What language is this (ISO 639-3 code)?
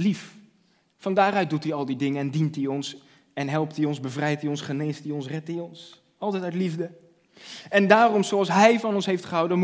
nld